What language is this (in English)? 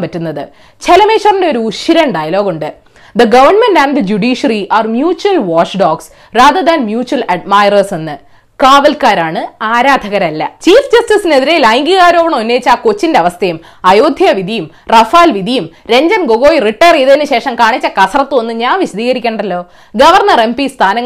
Malayalam